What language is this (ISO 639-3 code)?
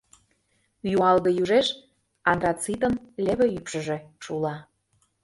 chm